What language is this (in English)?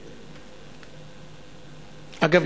Hebrew